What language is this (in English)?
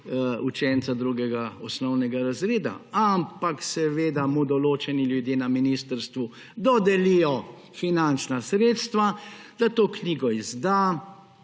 Slovenian